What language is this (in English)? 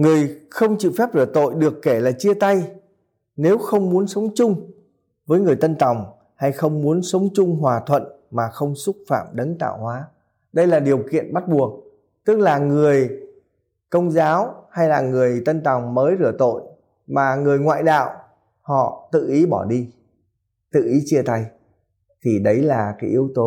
Vietnamese